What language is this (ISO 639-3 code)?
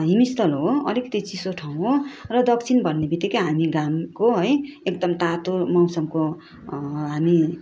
nep